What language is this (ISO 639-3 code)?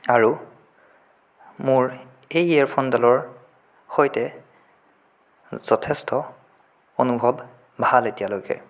asm